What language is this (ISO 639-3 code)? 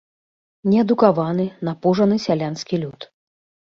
bel